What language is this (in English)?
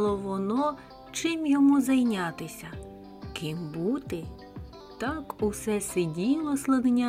Ukrainian